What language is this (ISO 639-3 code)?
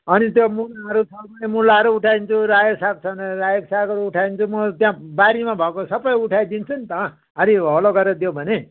nep